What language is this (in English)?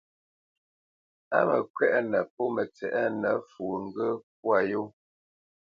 Bamenyam